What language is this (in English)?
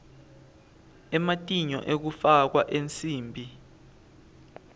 Swati